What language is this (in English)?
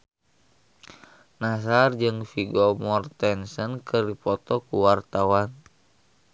Sundanese